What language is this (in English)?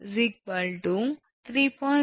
Tamil